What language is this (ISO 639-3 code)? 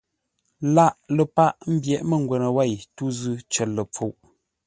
nla